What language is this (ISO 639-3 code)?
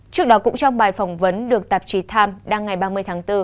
vie